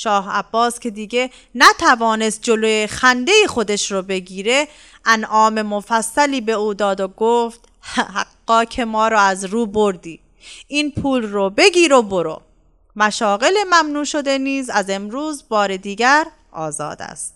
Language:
Persian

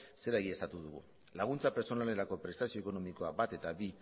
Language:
Basque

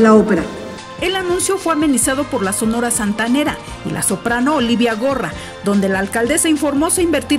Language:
Spanish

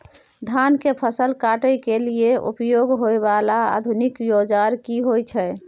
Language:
Maithili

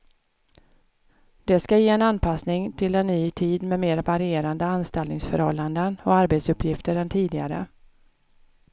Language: Swedish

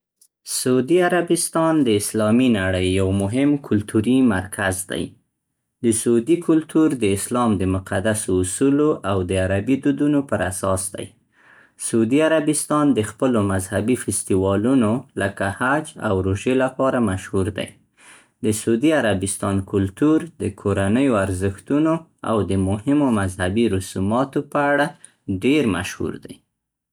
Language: Central Pashto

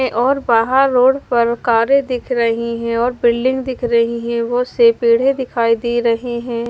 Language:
Hindi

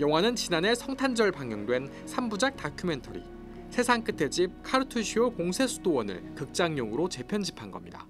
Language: Korean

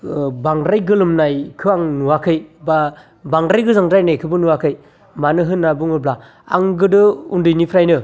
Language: Bodo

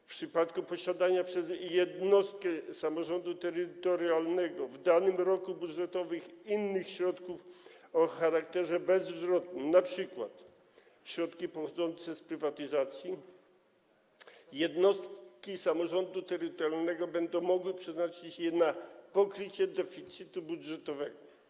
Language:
Polish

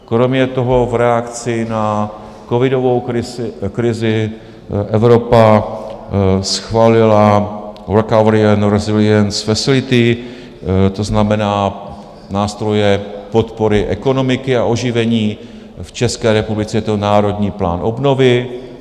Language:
Czech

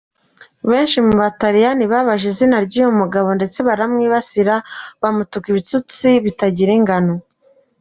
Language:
Kinyarwanda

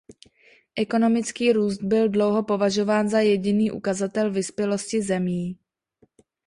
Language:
Czech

